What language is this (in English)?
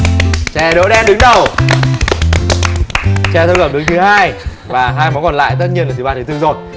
Vietnamese